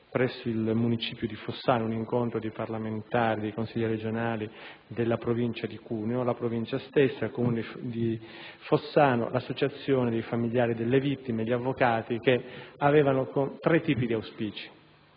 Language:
Italian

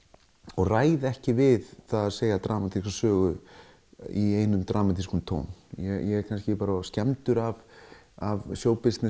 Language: Icelandic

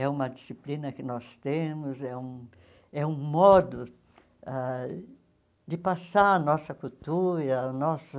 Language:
Portuguese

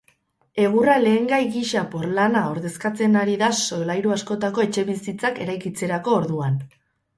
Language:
Basque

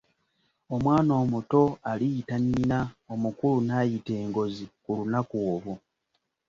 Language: Ganda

